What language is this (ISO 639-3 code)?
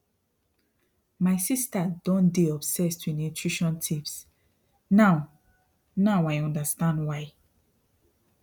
pcm